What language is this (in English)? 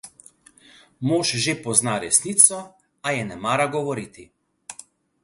Slovenian